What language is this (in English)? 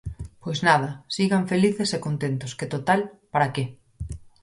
Galician